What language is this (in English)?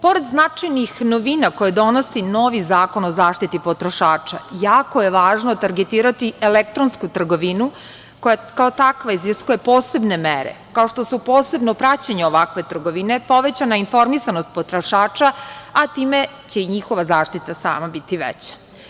Serbian